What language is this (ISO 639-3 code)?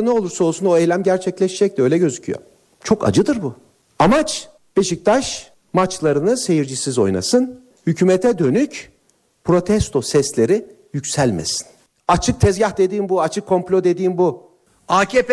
tur